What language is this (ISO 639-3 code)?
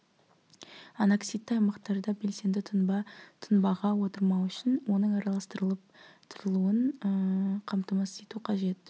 kaz